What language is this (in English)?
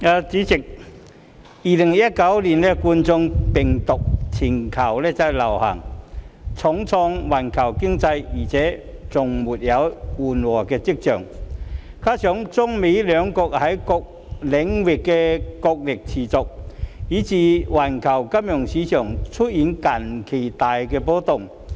Cantonese